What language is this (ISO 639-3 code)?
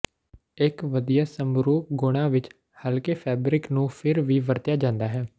pan